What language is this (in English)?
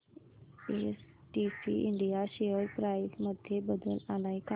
Marathi